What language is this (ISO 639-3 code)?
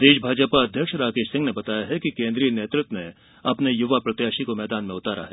hin